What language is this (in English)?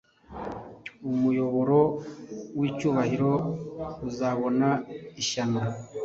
Kinyarwanda